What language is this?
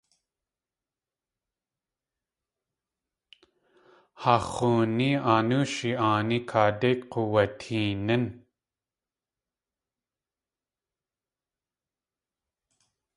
Tlingit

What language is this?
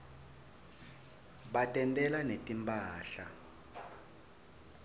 Swati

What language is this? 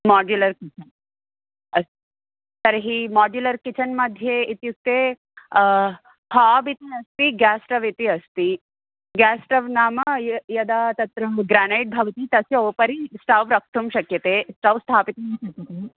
Sanskrit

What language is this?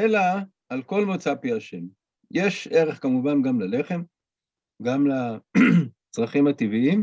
Hebrew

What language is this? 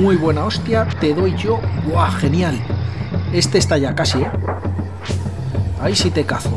Spanish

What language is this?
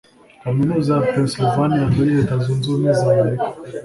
Kinyarwanda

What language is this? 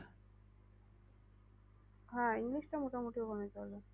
Bangla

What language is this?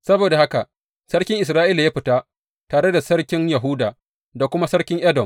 Hausa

